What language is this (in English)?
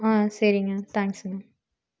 Tamil